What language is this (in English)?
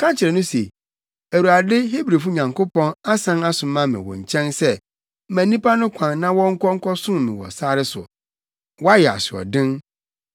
Akan